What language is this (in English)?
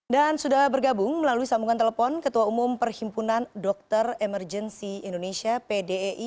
Indonesian